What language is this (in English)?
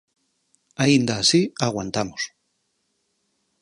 Galician